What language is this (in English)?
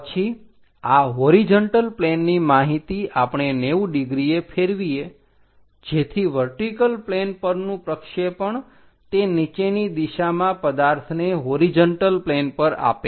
Gujarati